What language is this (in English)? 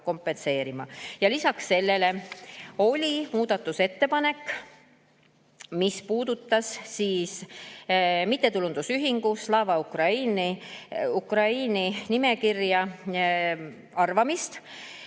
Estonian